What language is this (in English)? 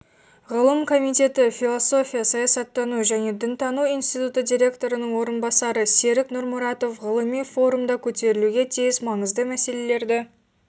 Kazakh